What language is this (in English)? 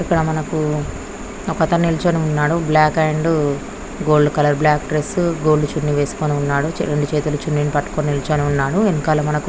Telugu